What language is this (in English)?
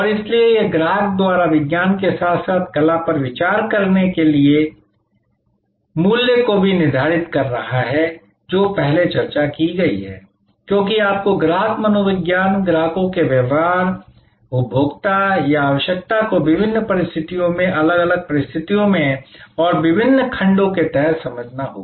Hindi